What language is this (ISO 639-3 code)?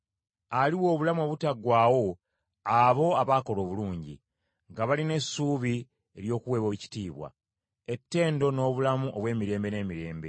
lug